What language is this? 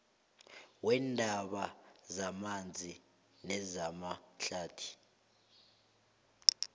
South Ndebele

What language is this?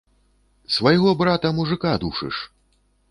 Belarusian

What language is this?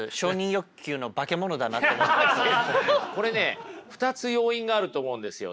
Japanese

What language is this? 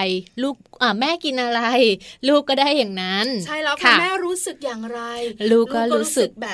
Thai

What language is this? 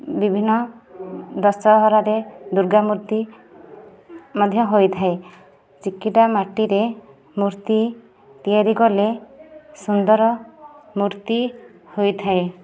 Odia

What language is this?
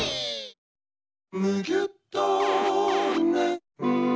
Japanese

